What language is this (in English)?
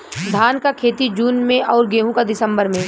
Bhojpuri